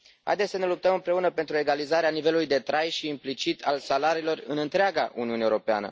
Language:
Romanian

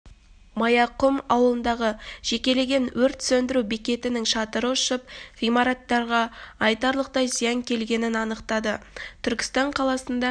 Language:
Kazakh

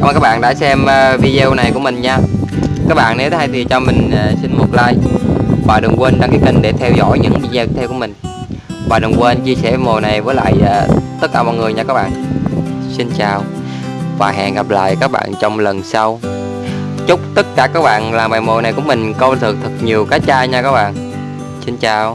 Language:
Vietnamese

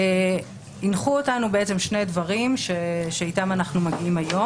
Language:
Hebrew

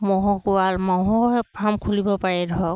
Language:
Assamese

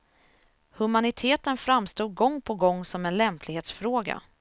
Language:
Swedish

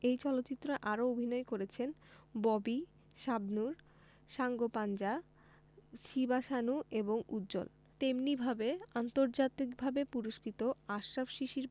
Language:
Bangla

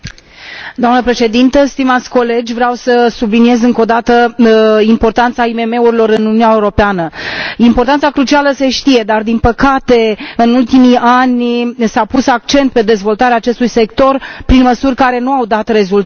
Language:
Romanian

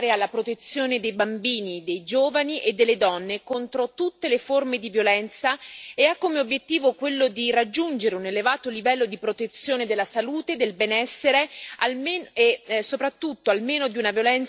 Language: Italian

